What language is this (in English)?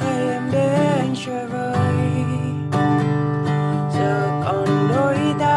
Vietnamese